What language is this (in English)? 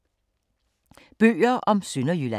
Danish